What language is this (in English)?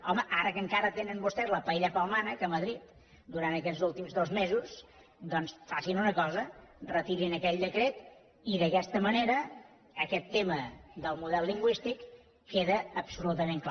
Catalan